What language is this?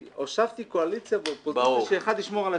Hebrew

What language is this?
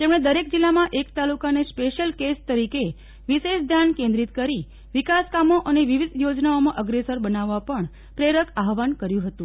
Gujarati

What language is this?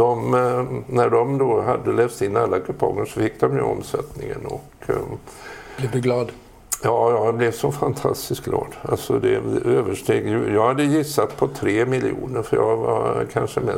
Swedish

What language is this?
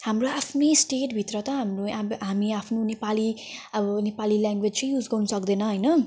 Nepali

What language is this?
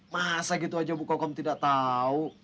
Indonesian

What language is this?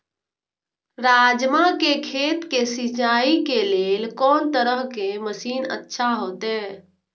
Maithili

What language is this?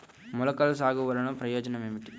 Telugu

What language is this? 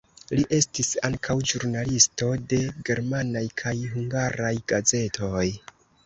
Esperanto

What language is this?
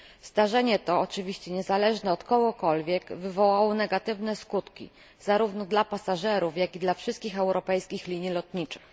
Polish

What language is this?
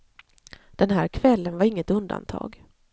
Swedish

